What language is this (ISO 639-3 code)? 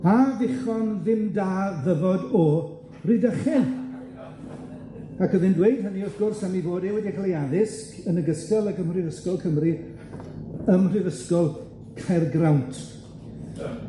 cym